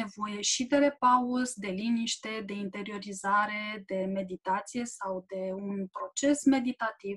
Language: Romanian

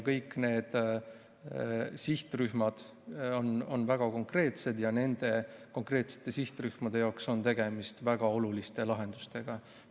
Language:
Estonian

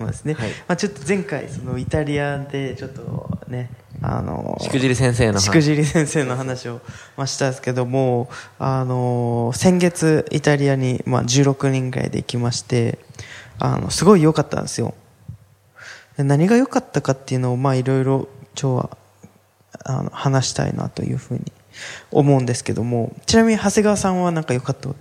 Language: Japanese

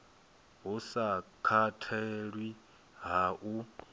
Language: Venda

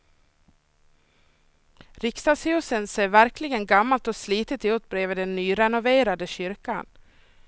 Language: Swedish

